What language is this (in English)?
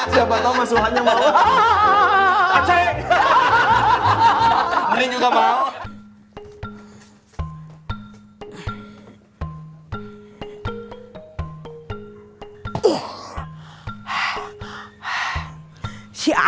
Indonesian